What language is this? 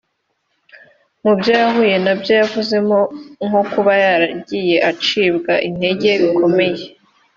Kinyarwanda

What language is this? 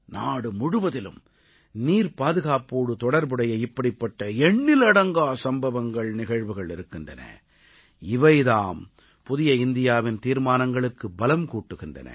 Tamil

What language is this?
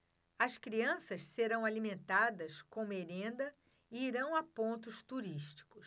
Portuguese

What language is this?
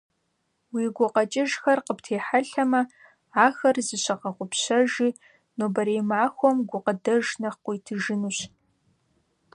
Kabardian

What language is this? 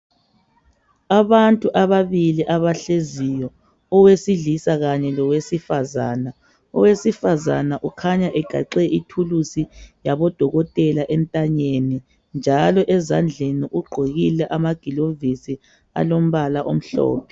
North Ndebele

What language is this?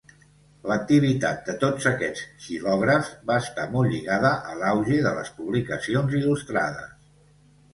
Catalan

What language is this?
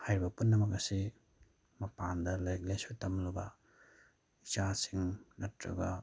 Manipuri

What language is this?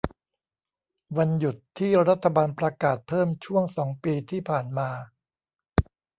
Thai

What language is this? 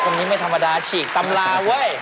Thai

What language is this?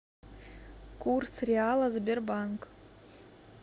Russian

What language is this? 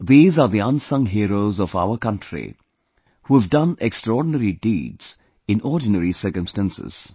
English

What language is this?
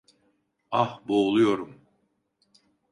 Turkish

